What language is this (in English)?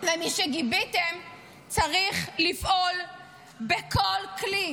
Hebrew